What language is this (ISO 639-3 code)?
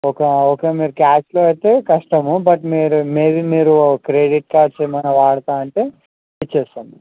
tel